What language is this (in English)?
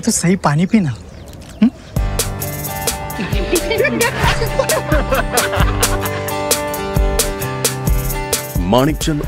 Marathi